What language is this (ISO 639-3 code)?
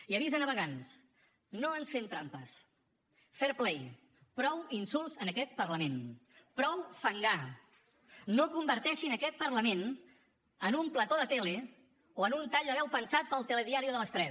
cat